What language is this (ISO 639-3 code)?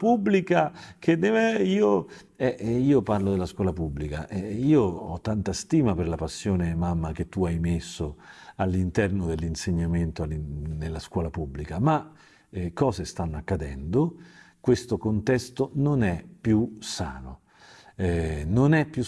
ita